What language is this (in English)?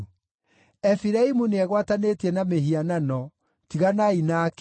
Kikuyu